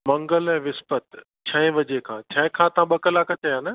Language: Sindhi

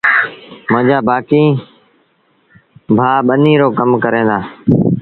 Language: Sindhi Bhil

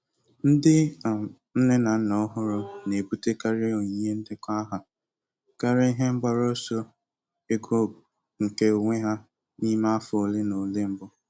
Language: Igbo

